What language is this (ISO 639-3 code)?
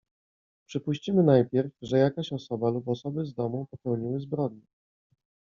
pol